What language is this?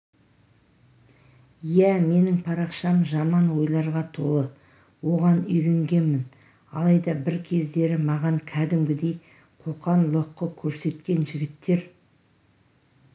Kazakh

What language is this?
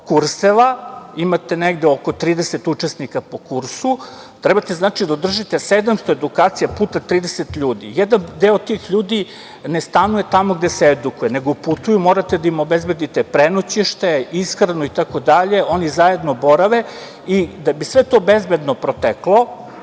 Serbian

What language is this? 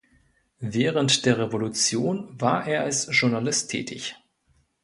German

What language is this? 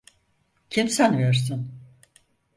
Turkish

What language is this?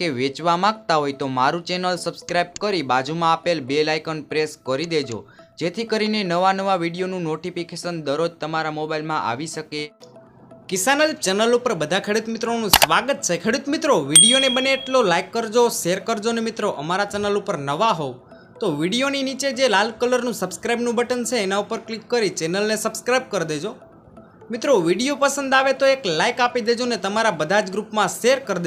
Hindi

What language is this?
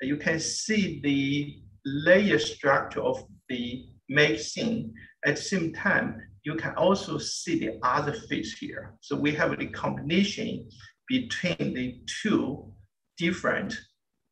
English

